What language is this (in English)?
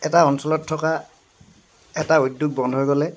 Assamese